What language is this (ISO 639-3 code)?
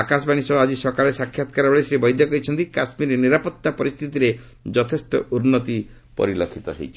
ori